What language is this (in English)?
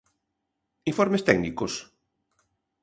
Galician